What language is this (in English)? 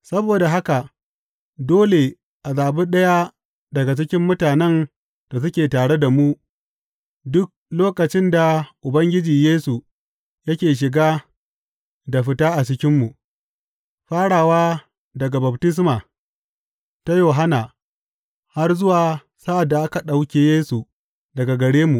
Hausa